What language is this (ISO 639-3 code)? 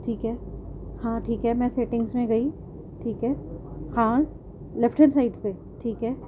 urd